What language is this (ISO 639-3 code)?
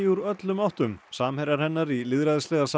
isl